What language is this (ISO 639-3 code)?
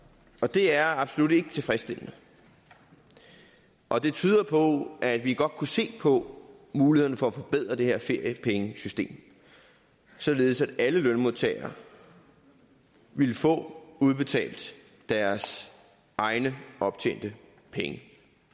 dan